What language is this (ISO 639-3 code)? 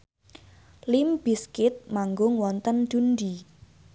jav